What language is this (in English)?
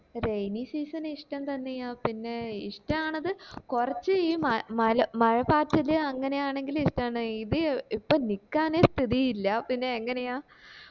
Malayalam